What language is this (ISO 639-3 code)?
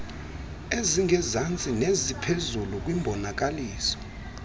xho